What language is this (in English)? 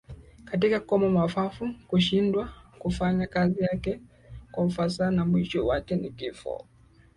Swahili